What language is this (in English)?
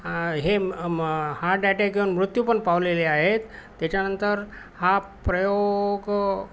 Marathi